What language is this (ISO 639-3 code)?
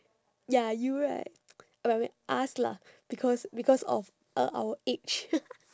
eng